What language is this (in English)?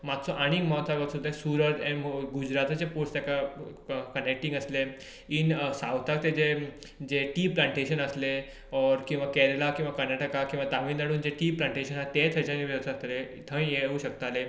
Konkani